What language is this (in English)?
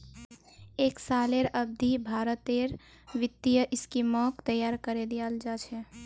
Magahi